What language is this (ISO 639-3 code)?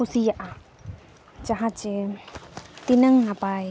sat